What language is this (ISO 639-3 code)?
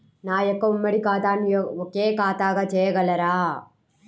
tel